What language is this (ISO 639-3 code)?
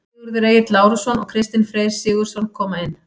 isl